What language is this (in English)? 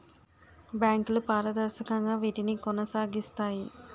Telugu